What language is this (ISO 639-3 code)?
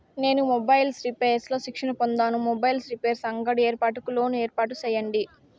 tel